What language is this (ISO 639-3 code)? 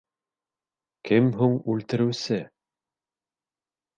bak